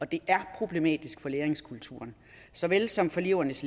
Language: Danish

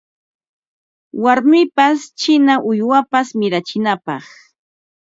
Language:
Ambo-Pasco Quechua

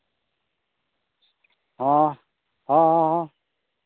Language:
Santali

